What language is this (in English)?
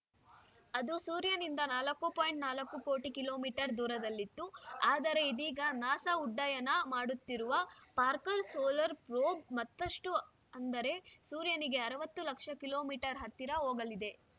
Kannada